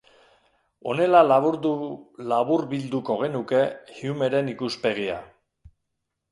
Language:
Basque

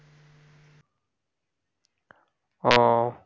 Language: Bangla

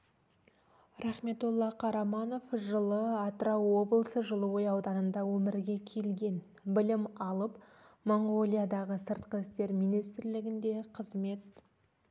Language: Kazakh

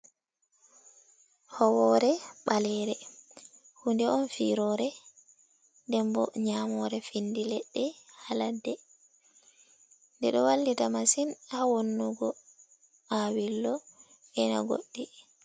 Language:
Fula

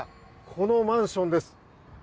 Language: Japanese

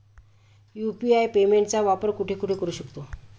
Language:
Marathi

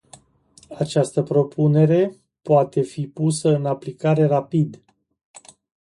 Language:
Romanian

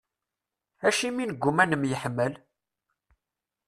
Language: Kabyle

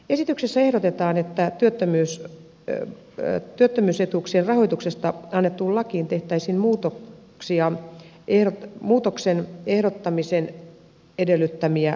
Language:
Finnish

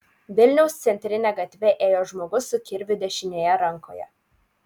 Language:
Lithuanian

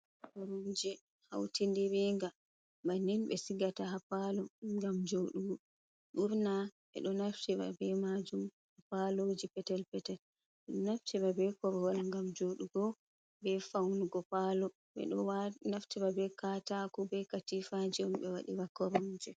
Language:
Fula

